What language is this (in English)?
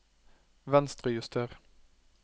Norwegian